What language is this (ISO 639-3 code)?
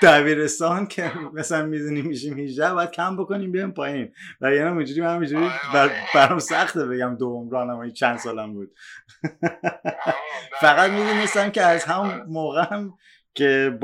fas